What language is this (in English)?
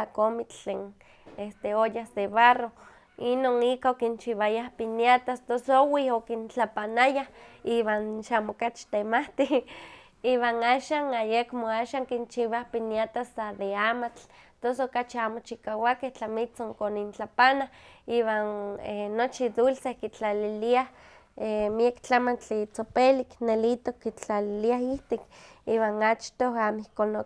Huaxcaleca Nahuatl